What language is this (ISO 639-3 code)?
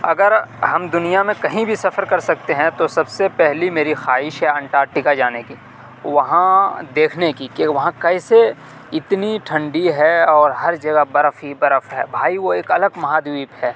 urd